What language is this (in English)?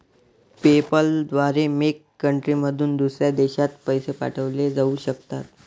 Marathi